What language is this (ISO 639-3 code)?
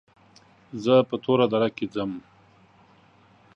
pus